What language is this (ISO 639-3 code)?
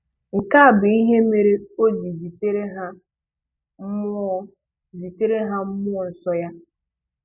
ibo